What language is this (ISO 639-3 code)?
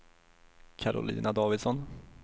swe